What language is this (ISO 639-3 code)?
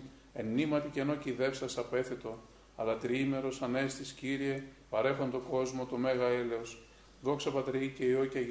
ell